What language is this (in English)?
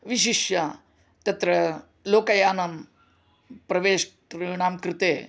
Sanskrit